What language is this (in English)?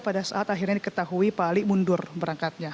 Indonesian